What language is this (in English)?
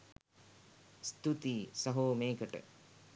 Sinhala